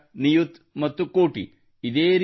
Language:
Kannada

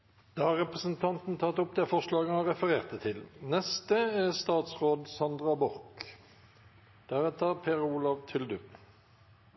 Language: Norwegian Nynorsk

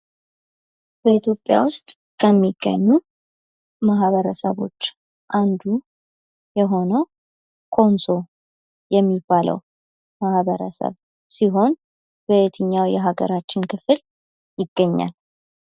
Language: Amharic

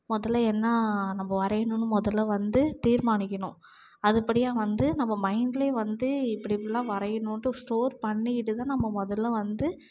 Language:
Tamil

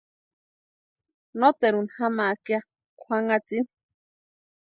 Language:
Western Highland Purepecha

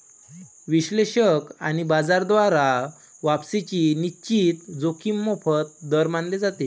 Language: Marathi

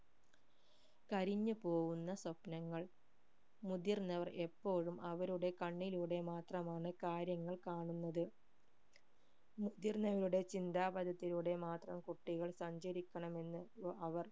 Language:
Malayalam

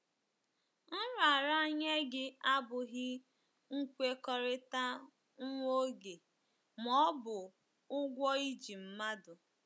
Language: Igbo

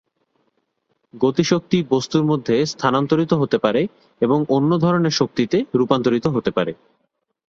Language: Bangla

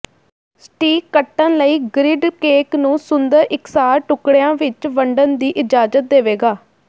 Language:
Punjabi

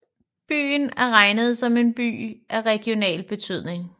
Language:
Danish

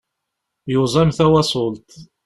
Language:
Kabyle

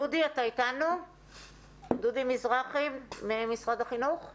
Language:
Hebrew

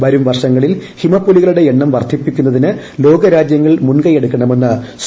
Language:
Malayalam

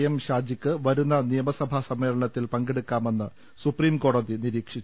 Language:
Malayalam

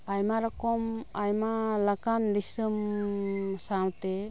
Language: Santali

